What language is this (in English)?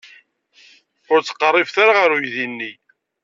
Kabyle